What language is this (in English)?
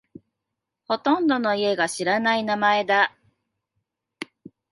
Japanese